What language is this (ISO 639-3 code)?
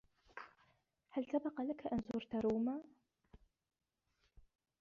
ara